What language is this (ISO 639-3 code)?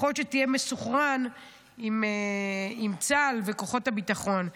heb